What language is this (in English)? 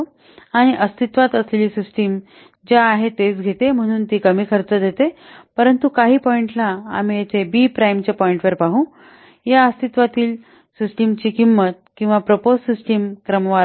Marathi